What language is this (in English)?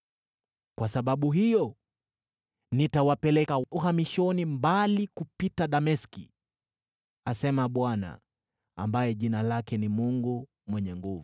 Swahili